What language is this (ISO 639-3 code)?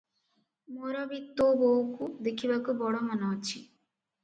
ori